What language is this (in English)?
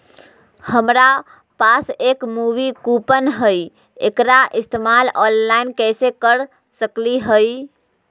Magahi